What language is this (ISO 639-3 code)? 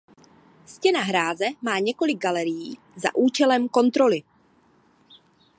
ces